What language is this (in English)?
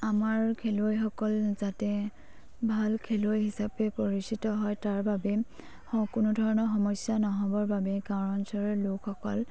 Assamese